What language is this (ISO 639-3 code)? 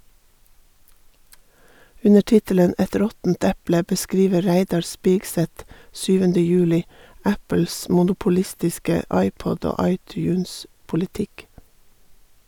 nor